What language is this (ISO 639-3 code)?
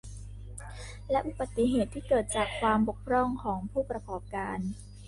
tha